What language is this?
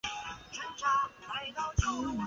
Chinese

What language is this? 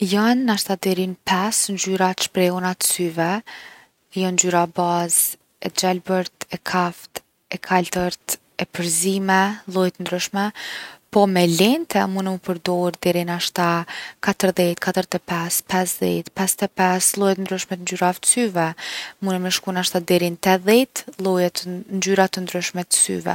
Gheg Albanian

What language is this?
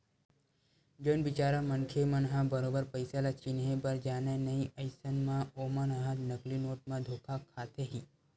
Chhattisgarhi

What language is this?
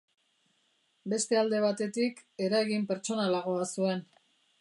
Basque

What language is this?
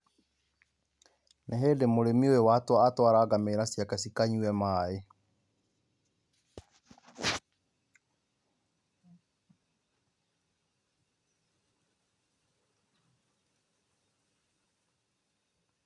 Kikuyu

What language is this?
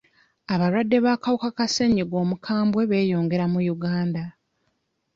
Ganda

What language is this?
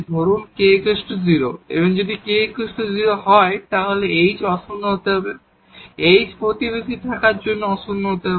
Bangla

